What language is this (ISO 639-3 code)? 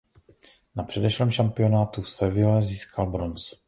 ces